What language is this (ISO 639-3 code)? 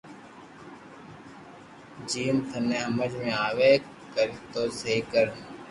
lrk